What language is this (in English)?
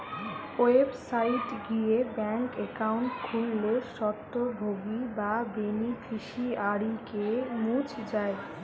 Bangla